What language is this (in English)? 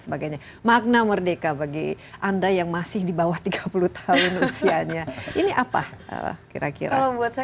Indonesian